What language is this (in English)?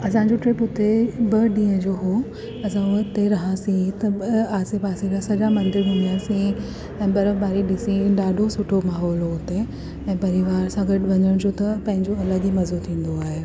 Sindhi